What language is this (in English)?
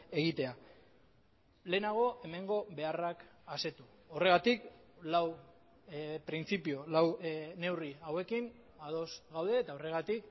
Basque